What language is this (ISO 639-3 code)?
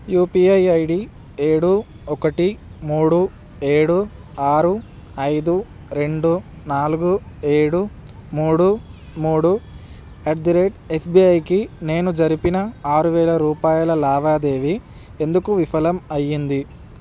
tel